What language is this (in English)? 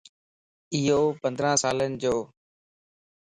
Lasi